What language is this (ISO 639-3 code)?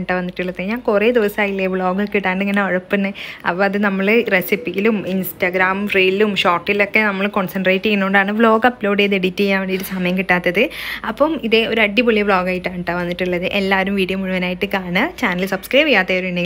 mal